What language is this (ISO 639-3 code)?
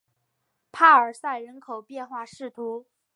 zho